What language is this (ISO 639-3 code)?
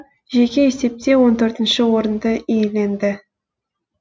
kaz